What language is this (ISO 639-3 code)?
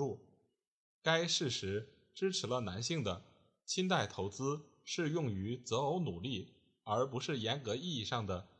zho